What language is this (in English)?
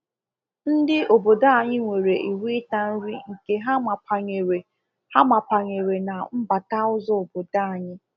Igbo